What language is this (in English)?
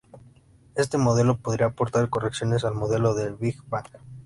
Spanish